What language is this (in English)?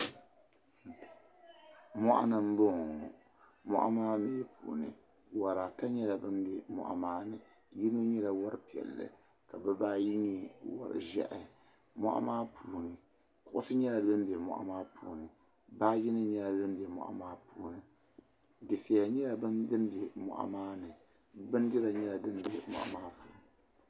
Dagbani